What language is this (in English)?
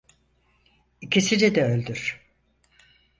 Turkish